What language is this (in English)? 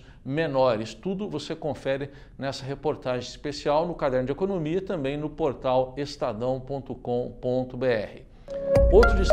Portuguese